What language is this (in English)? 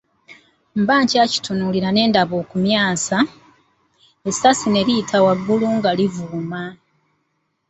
Ganda